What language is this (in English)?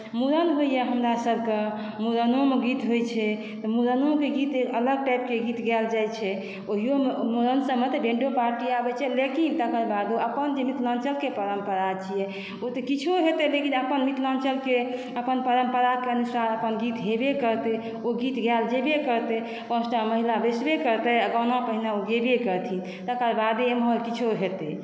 Maithili